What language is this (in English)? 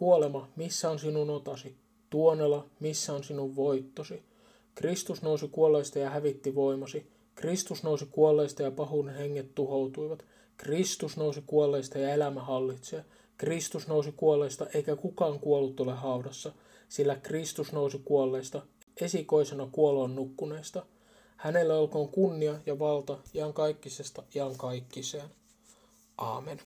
Finnish